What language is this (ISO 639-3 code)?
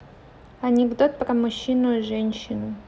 rus